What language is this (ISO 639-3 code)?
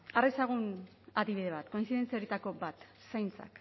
eus